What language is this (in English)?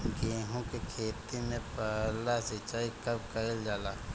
Bhojpuri